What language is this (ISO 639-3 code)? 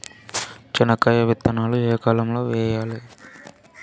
tel